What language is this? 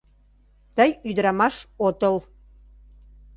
Mari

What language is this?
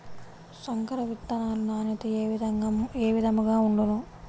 Telugu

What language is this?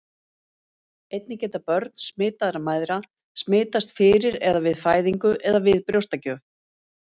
Icelandic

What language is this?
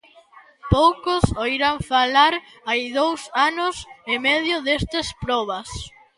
Galician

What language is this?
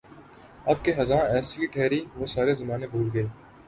Urdu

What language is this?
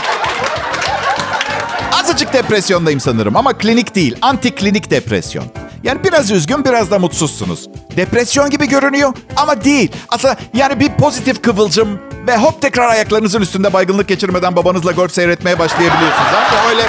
Turkish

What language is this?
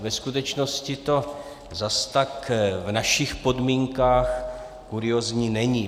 Czech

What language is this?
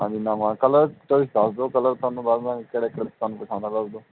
Punjabi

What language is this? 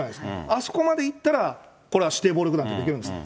Japanese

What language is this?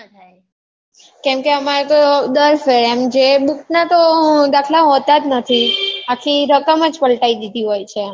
Gujarati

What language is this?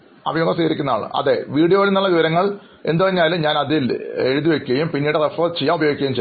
Malayalam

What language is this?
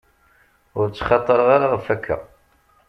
Kabyle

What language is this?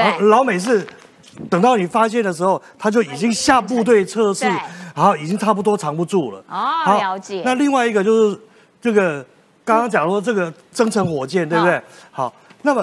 Chinese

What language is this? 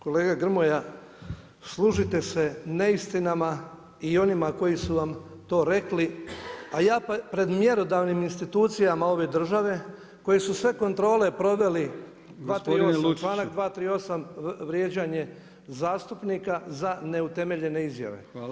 Croatian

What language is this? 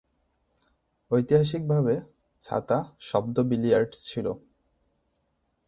Bangla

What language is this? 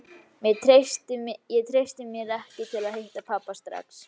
Icelandic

